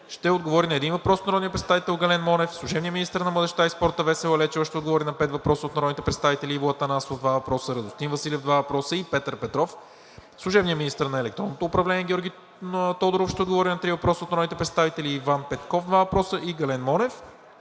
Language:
Bulgarian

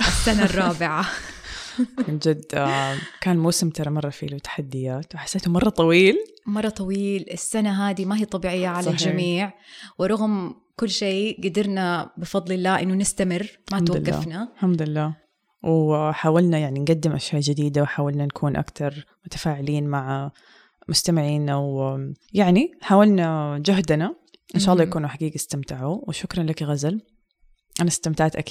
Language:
Arabic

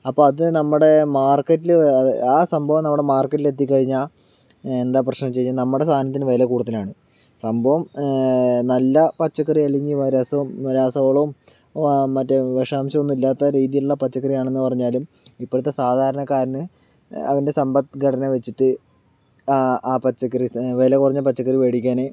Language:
Malayalam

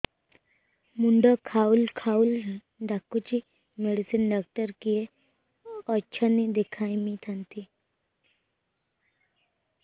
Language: Odia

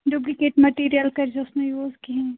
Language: Kashmiri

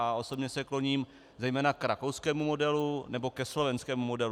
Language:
Czech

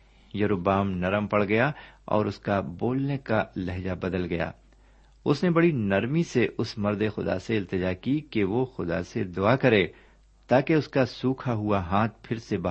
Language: Urdu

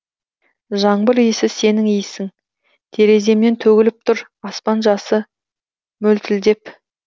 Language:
Kazakh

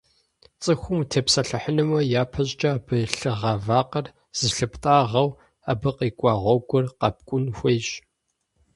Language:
Kabardian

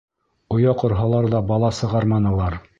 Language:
Bashkir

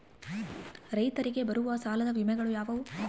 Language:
Kannada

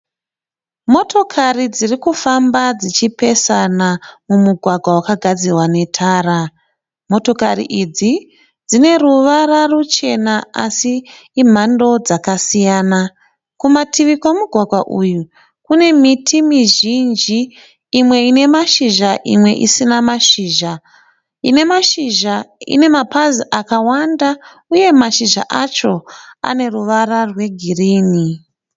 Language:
Shona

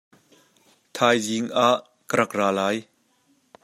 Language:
Hakha Chin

